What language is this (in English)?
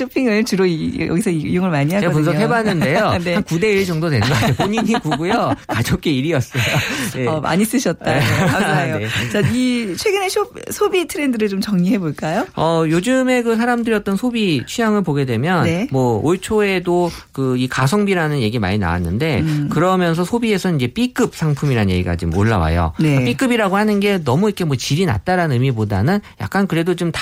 Korean